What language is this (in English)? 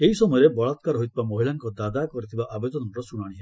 Odia